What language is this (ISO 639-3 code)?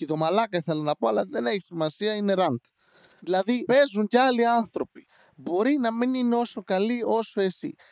ell